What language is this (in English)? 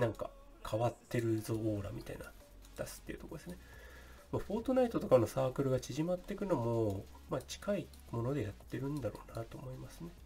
Japanese